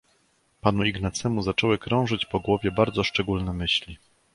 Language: Polish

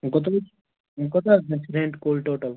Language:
Kashmiri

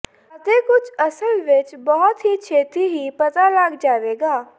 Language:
Punjabi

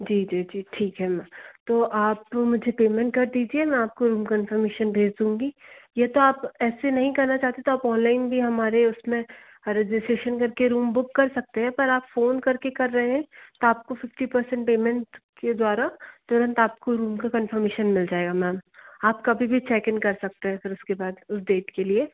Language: Hindi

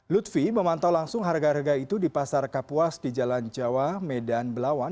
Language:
Indonesian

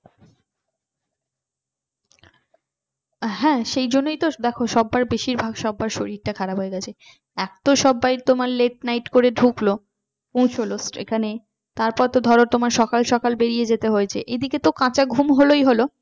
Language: Bangla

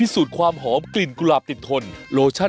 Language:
Thai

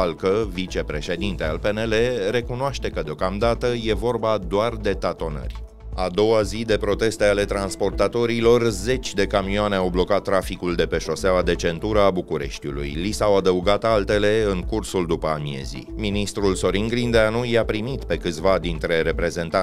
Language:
Romanian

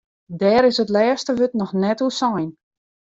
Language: Western Frisian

